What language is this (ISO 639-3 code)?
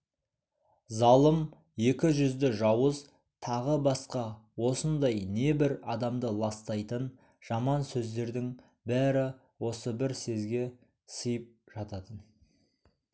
kaz